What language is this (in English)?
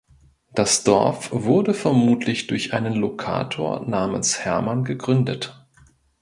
German